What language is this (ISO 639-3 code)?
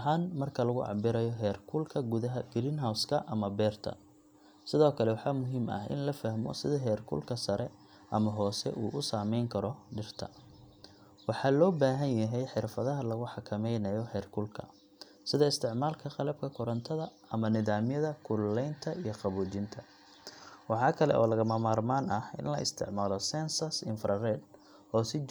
som